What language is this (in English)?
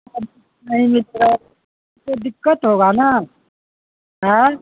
Urdu